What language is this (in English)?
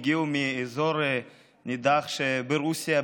Hebrew